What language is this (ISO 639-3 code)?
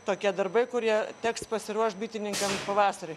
lit